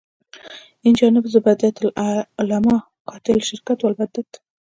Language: Pashto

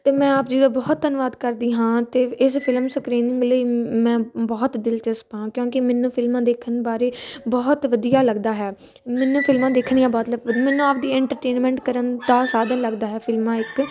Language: Punjabi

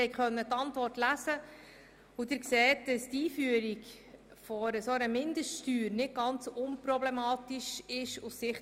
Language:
Swiss German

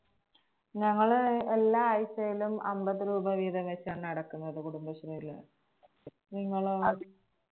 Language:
Malayalam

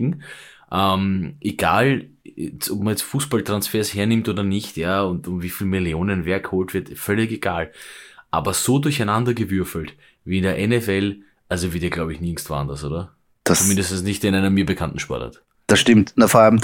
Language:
German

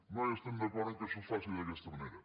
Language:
Catalan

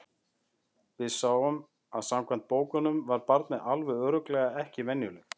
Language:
Icelandic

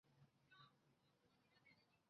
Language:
Chinese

